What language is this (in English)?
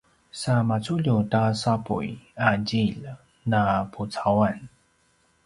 Paiwan